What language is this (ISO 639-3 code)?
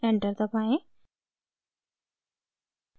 hin